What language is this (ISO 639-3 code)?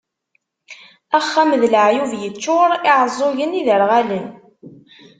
kab